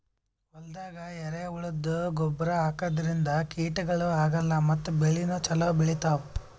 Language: Kannada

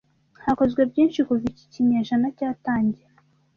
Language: Kinyarwanda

